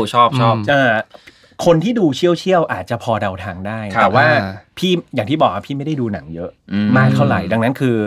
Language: Thai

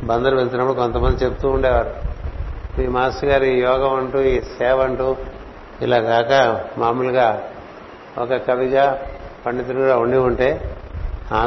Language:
Telugu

